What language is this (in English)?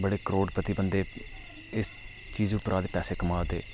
Dogri